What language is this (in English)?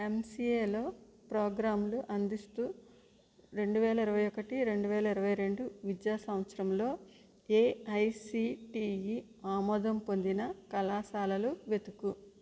Telugu